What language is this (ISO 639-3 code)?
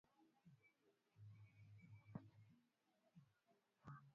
swa